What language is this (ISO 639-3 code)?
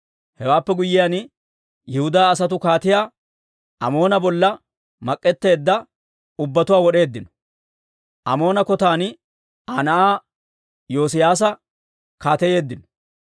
dwr